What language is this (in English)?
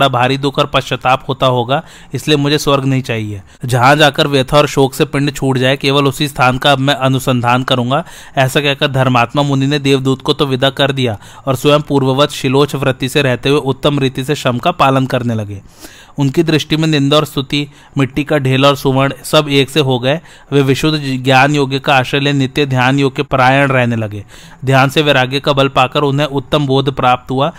Hindi